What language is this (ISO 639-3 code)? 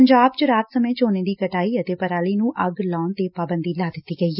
pan